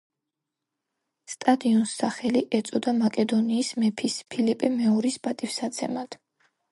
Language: Georgian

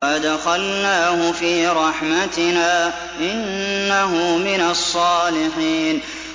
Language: Arabic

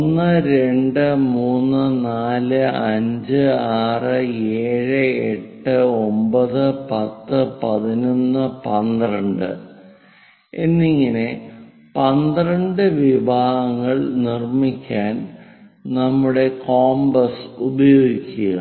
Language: Malayalam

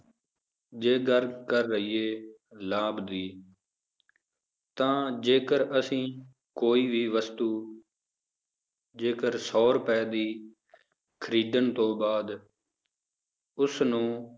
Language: Punjabi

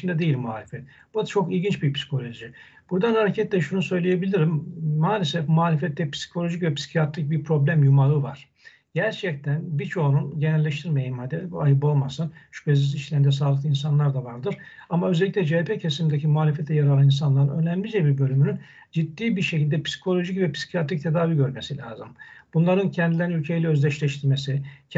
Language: Turkish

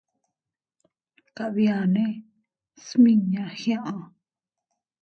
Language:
Teutila Cuicatec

